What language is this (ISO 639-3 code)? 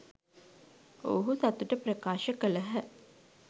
sin